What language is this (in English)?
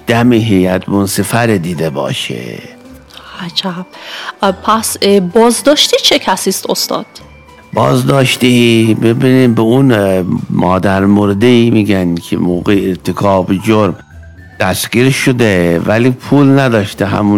Persian